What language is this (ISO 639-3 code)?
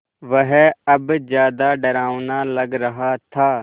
hin